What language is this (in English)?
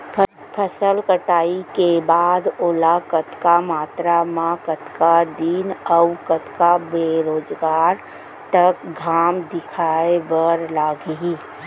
Chhattisgarhi